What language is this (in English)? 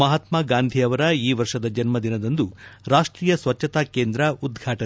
Kannada